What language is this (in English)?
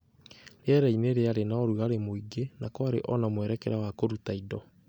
Kikuyu